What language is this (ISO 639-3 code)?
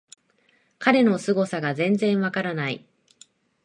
jpn